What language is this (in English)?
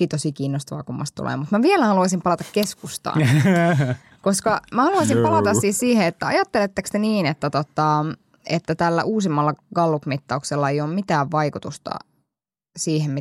Finnish